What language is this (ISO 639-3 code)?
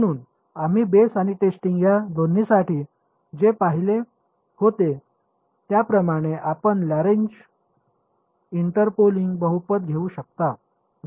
mar